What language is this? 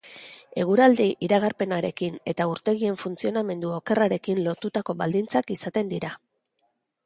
Basque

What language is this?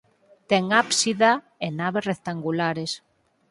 Galician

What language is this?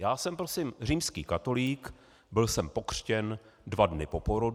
Czech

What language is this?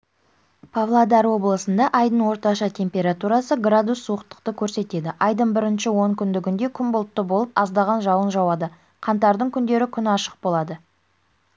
Kazakh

